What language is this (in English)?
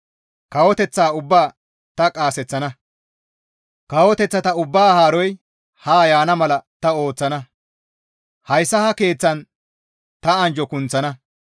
Gamo